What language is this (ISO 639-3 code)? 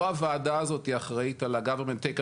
heb